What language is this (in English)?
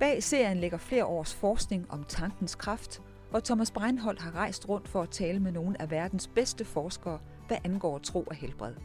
Danish